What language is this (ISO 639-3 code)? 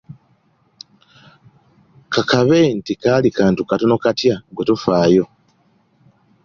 lug